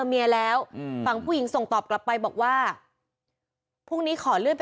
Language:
Thai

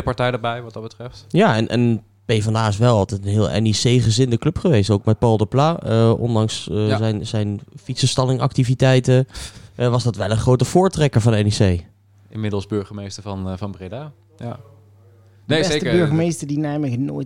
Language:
Dutch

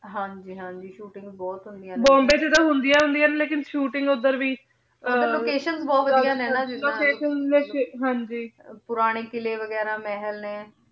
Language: Punjabi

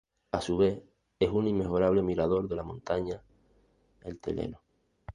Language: Spanish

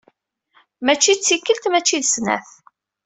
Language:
Kabyle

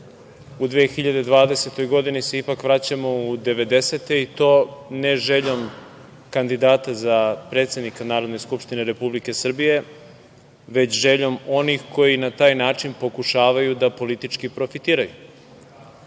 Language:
Serbian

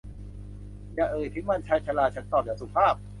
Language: Thai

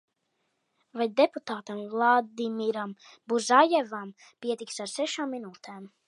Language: Latvian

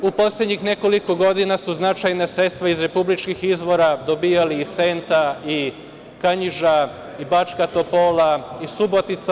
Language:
Serbian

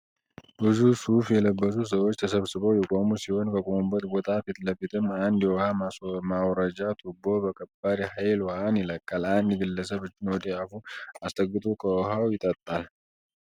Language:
Amharic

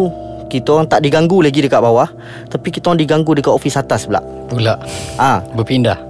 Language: Malay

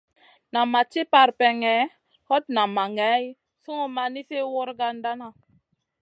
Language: Masana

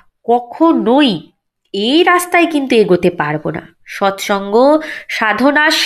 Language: Bangla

